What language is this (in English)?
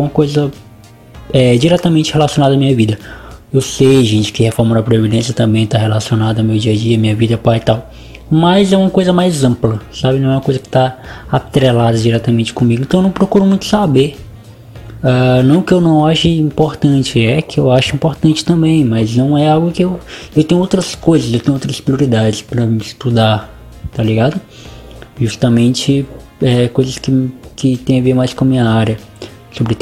Portuguese